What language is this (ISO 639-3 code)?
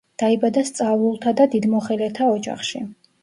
kat